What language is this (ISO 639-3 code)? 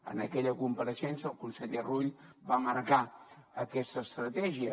cat